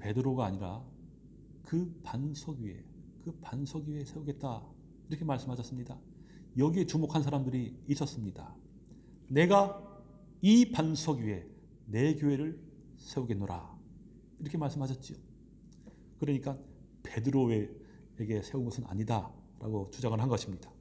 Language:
Korean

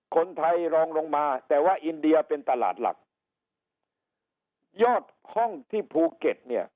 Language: Thai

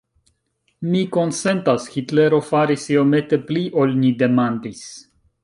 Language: Esperanto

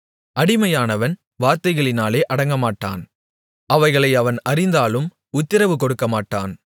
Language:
Tamil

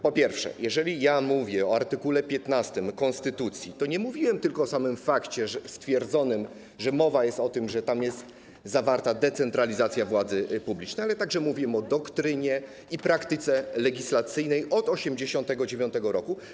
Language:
Polish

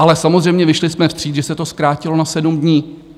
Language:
Czech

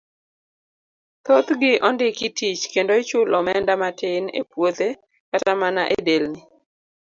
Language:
Luo (Kenya and Tanzania)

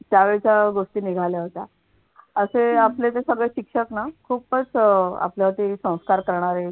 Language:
Marathi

